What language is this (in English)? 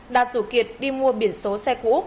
Vietnamese